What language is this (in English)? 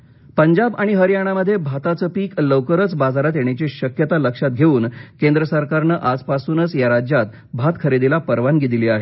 Marathi